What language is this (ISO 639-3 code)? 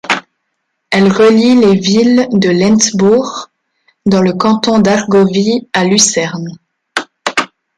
fra